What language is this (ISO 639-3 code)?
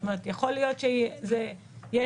heb